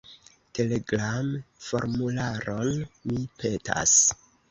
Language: Esperanto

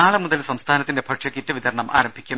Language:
Malayalam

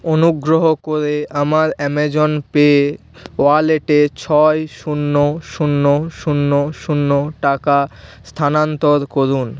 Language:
Bangla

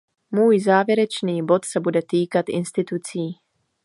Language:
Czech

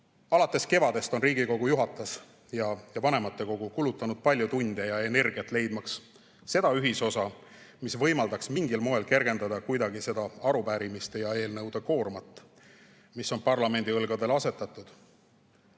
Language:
Estonian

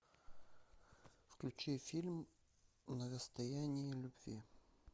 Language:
Russian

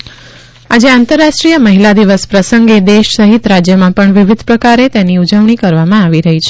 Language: Gujarati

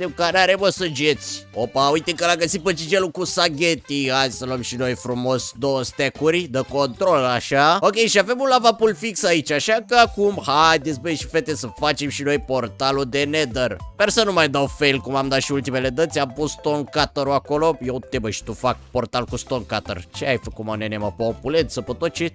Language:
Romanian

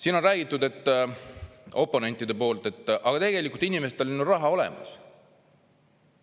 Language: Estonian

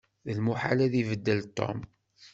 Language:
Kabyle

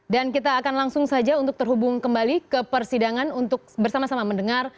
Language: Indonesian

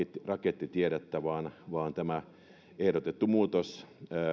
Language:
Finnish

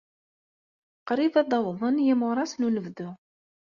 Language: Kabyle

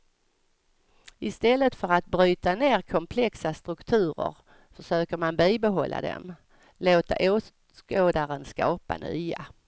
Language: Swedish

